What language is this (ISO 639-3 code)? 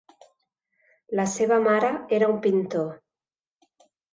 cat